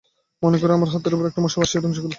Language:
Bangla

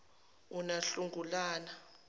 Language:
Zulu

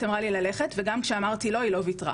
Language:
Hebrew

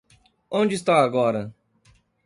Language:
Portuguese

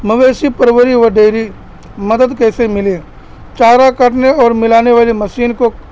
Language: Urdu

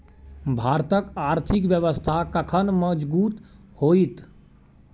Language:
Maithili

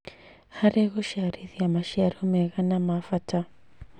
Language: Kikuyu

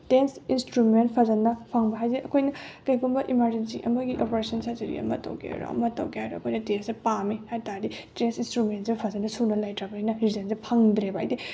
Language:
Manipuri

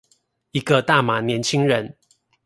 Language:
Chinese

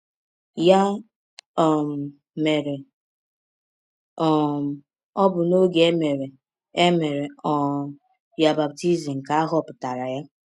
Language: Igbo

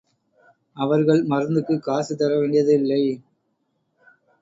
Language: Tamil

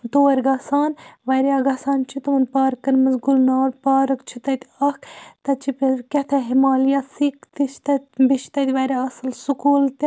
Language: Kashmiri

